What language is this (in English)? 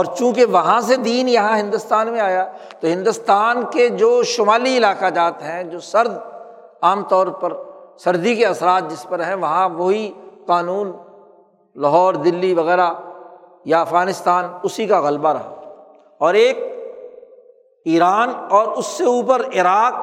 Urdu